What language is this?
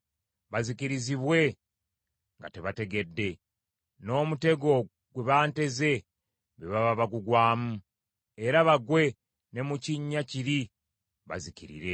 Ganda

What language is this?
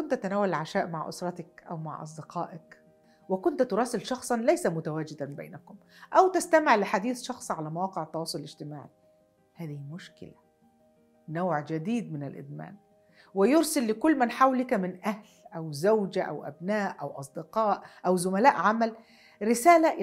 Arabic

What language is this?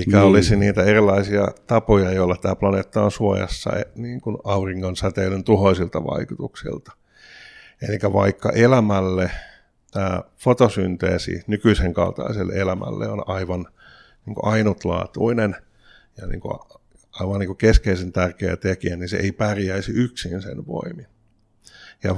Finnish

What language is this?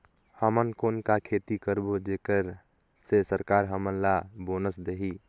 Chhattisgarhi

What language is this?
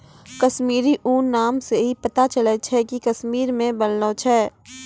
Maithili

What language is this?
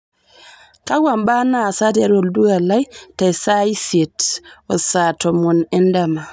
Masai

